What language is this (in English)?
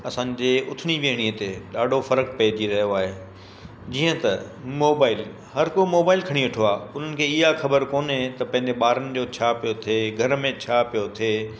Sindhi